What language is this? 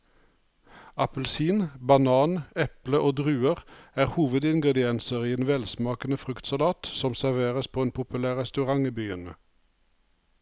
Norwegian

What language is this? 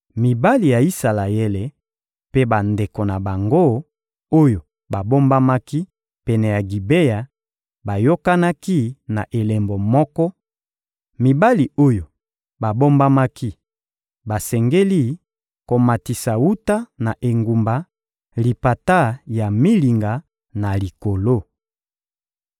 Lingala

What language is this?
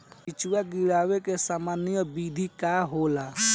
Bhojpuri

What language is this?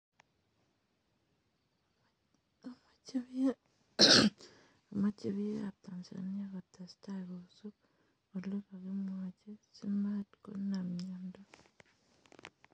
Kalenjin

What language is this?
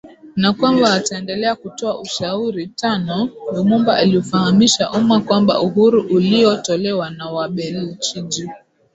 Swahili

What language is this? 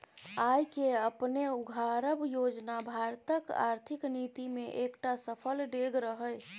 Maithili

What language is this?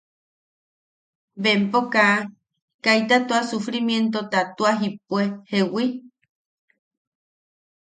Yaqui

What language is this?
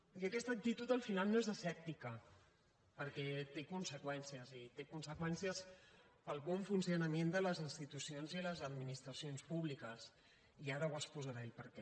Catalan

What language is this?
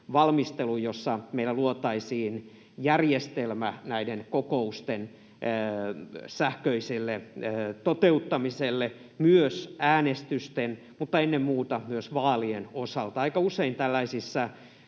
Finnish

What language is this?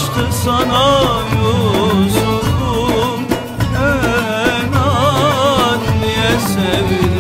Arabic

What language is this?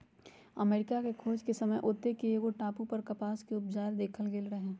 Magahi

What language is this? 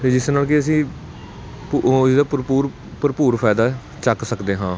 Punjabi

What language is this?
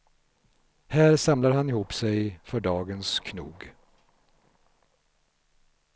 Swedish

